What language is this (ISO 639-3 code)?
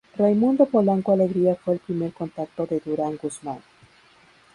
spa